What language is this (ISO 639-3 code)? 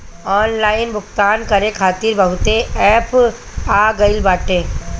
bho